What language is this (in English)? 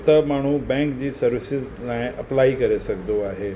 Sindhi